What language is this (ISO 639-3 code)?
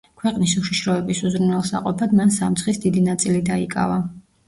kat